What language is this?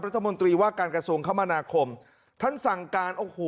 Thai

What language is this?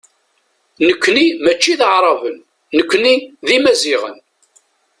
Kabyle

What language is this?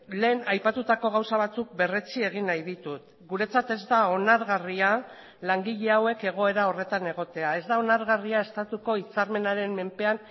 Basque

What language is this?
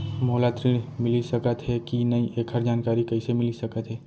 Chhattisgarhi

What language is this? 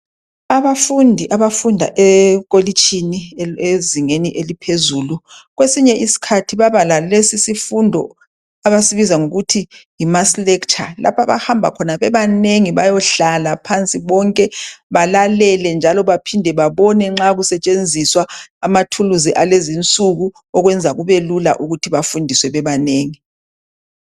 North Ndebele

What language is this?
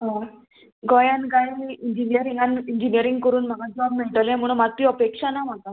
Konkani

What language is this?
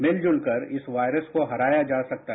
Hindi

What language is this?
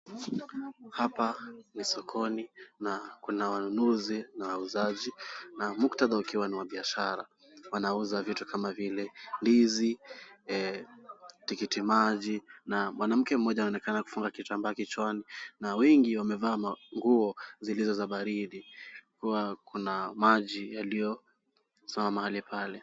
Swahili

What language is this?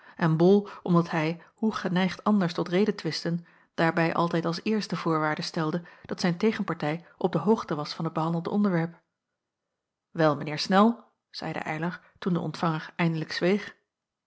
Dutch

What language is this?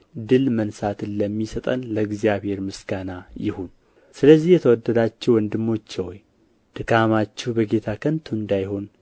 Amharic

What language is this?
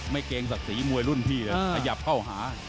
Thai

